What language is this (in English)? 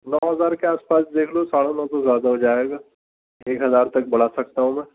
Urdu